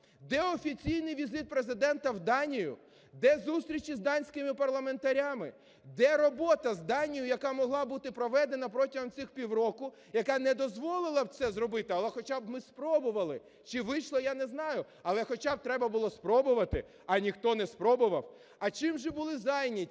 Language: Ukrainian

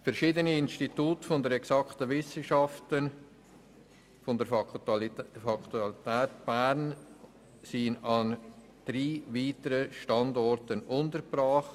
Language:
Swiss German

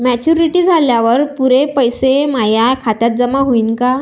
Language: Marathi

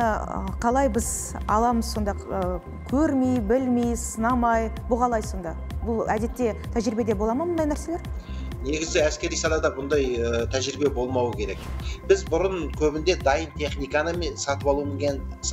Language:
Arabic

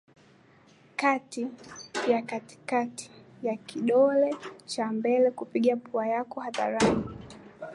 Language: Swahili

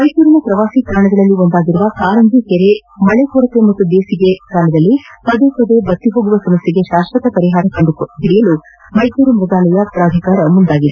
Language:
Kannada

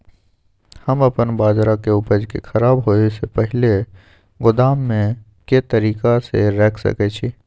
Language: Maithili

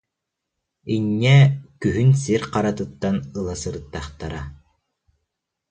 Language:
Yakut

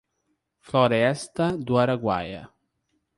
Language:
Portuguese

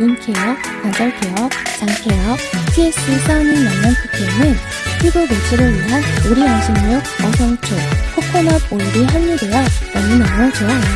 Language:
Korean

